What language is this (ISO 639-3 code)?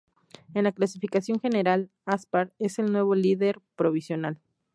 spa